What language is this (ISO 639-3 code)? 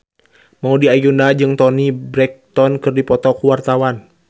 sun